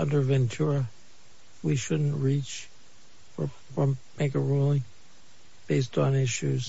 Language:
English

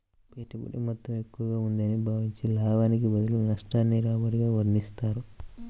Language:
Telugu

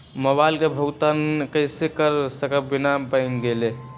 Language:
Magahi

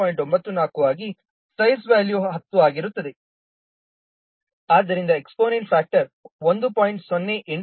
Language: Kannada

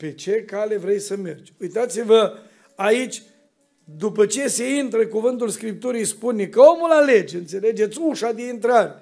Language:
Romanian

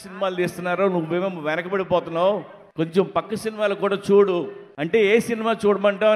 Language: Telugu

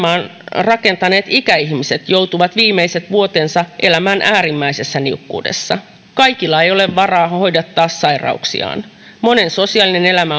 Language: Finnish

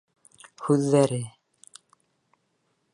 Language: Bashkir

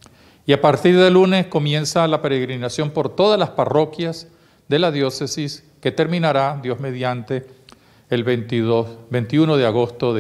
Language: Spanish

